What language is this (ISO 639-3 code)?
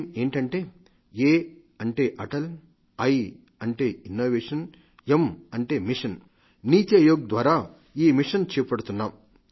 tel